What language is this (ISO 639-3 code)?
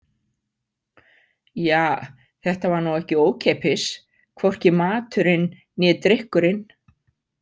isl